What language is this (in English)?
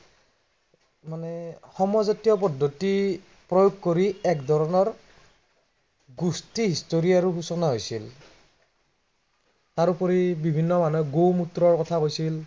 Assamese